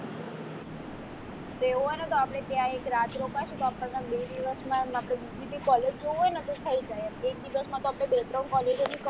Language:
Gujarati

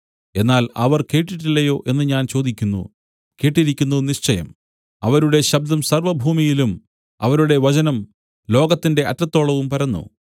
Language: Malayalam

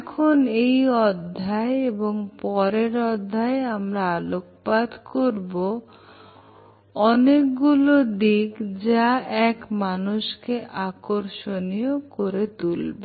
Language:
Bangla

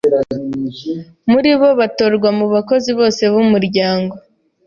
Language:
Kinyarwanda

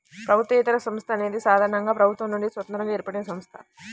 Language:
Telugu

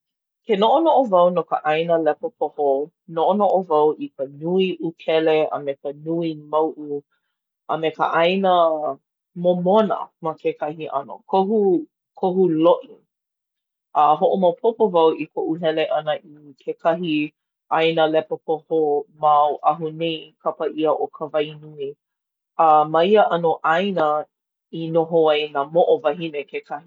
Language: Hawaiian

